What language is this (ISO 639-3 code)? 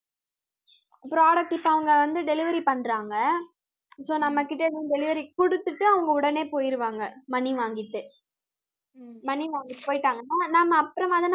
tam